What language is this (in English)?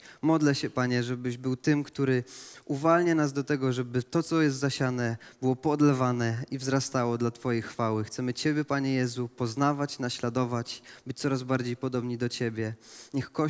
Polish